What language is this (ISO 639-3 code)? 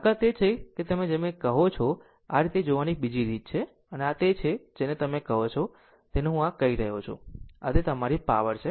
guj